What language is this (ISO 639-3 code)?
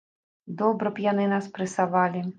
bel